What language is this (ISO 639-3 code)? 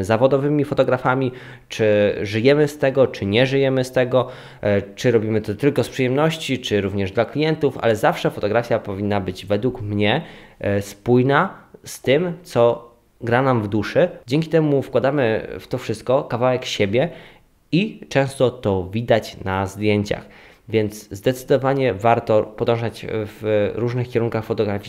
pol